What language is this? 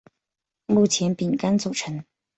Chinese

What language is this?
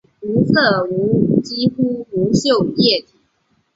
Chinese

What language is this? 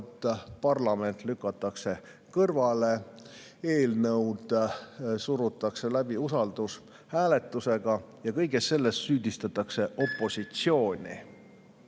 Estonian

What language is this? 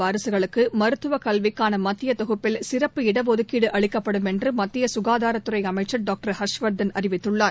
Tamil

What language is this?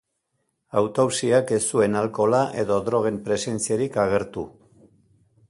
Basque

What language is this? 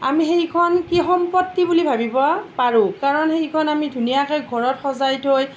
Assamese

